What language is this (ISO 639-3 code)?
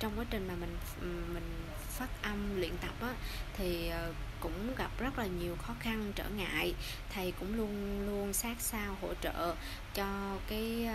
vie